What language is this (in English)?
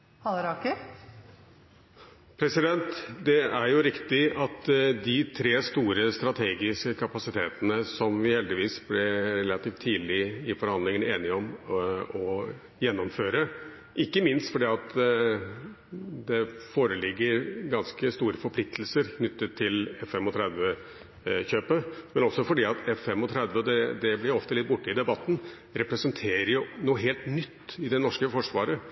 Norwegian